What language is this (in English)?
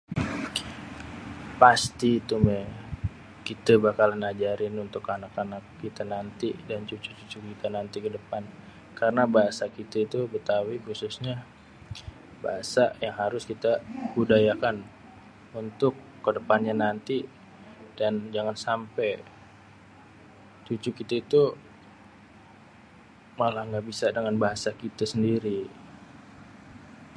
Betawi